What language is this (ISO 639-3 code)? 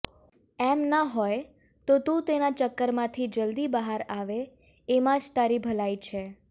guj